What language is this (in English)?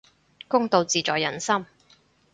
Cantonese